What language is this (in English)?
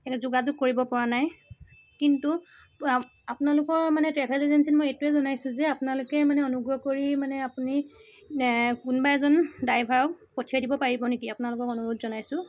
Assamese